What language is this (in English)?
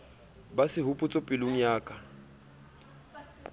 Southern Sotho